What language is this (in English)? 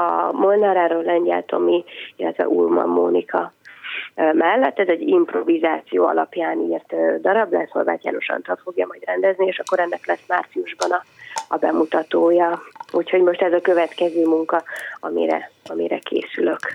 Hungarian